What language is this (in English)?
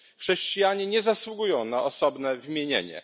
Polish